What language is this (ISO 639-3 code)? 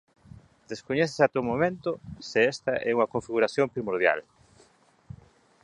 glg